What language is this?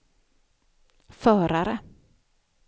Swedish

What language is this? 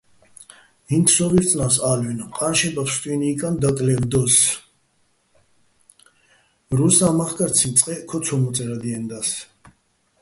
Bats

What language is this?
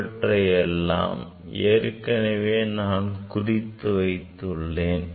Tamil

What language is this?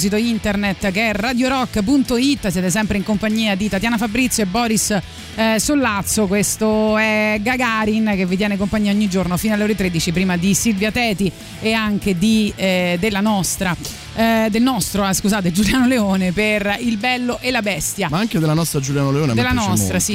Italian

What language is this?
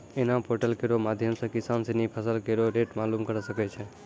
Maithili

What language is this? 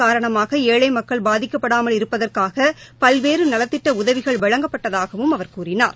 Tamil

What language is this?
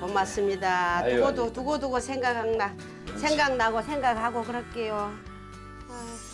Korean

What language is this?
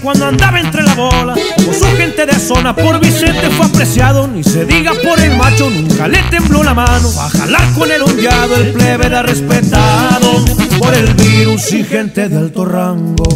Spanish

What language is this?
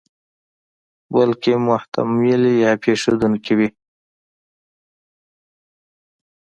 Pashto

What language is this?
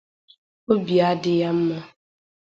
Igbo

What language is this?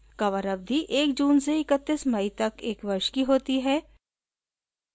Hindi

